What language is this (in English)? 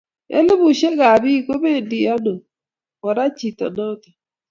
Kalenjin